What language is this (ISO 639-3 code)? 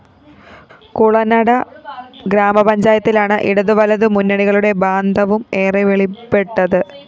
mal